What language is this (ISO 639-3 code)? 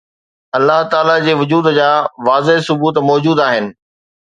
snd